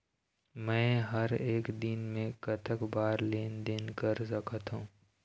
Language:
Chhattisgarhi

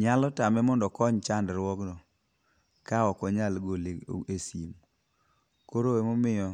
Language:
Luo (Kenya and Tanzania)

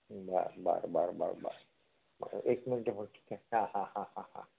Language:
Marathi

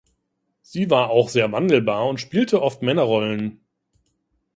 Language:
German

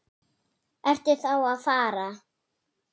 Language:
Icelandic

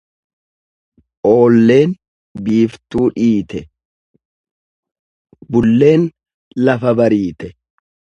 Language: Oromo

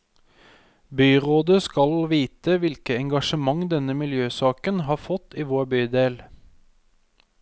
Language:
Norwegian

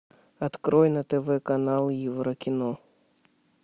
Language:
Russian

